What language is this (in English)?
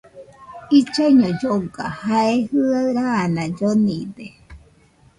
Nüpode Huitoto